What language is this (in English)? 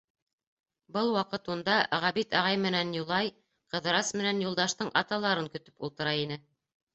Bashkir